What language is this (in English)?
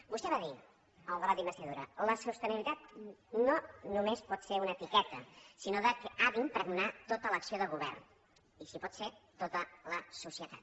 Catalan